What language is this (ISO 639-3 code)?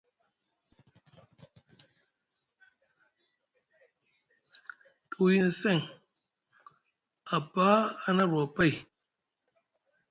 mug